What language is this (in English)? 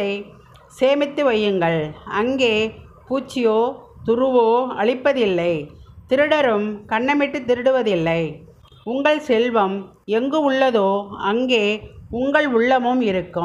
Tamil